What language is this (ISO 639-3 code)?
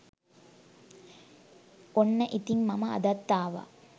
sin